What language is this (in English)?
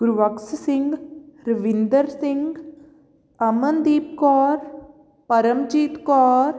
Punjabi